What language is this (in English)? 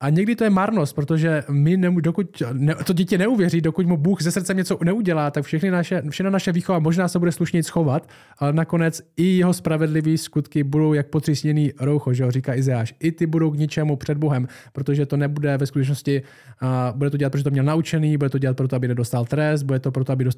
Czech